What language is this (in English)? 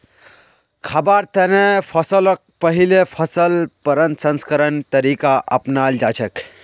Magahi